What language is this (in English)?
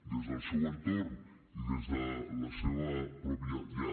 Catalan